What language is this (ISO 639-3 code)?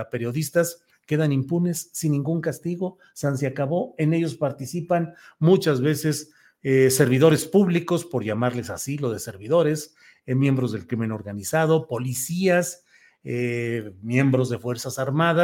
spa